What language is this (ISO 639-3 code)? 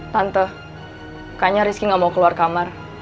ind